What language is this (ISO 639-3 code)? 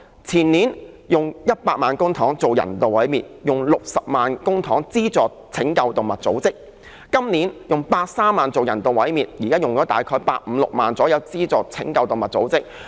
yue